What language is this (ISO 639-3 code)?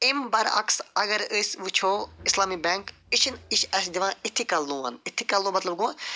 kas